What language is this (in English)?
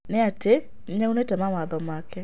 Kikuyu